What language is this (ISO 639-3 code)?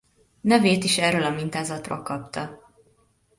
hun